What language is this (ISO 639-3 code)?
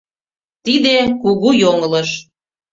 chm